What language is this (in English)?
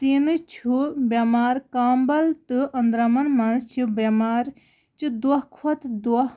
Kashmiri